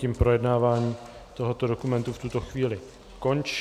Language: Czech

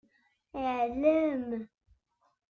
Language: Kabyle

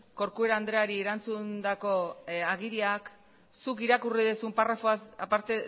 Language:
Basque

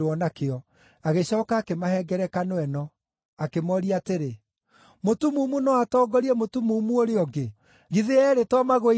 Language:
Kikuyu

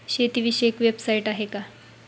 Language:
Marathi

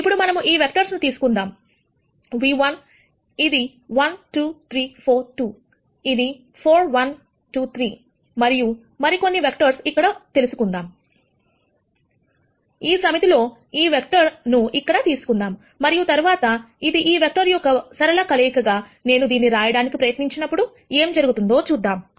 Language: Telugu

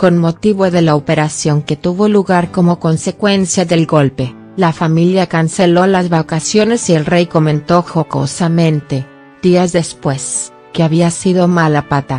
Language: Spanish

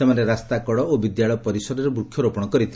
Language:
Odia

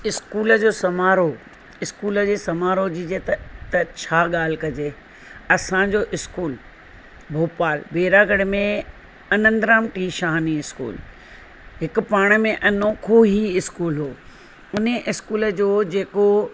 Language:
Sindhi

